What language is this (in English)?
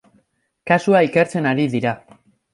Basque